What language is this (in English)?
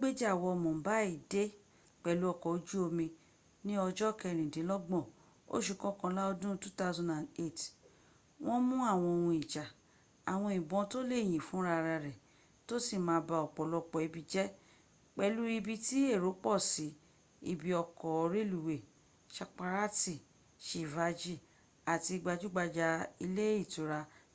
Yoruba